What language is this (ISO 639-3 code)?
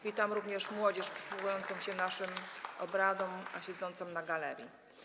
pol